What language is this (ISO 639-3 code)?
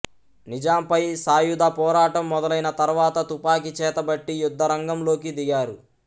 tel